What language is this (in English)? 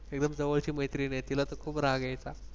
Marathi